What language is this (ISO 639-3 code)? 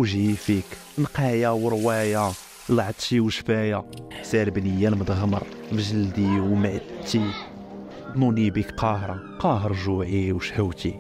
ara